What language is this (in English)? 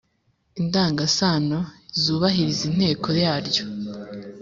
Kinyarwanda